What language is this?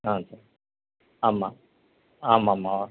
Tamil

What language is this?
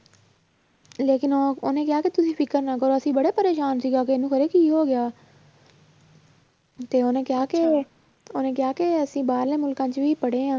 Punjabi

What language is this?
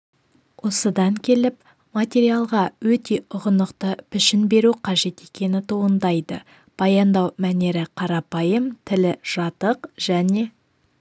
Kazakh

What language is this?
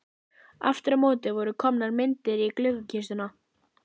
Icelandic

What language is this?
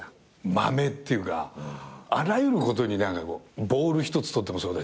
Japanese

